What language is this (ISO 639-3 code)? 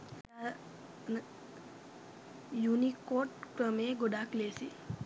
sin